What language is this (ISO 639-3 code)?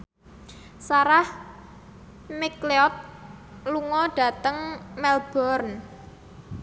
jav